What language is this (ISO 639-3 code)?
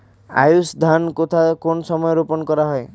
ben